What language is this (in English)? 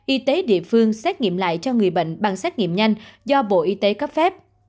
Vietnamese